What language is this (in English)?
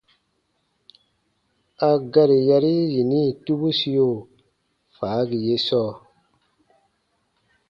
Baatonum